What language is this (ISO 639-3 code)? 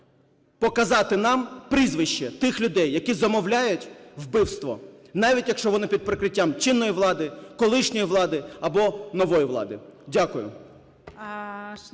ukr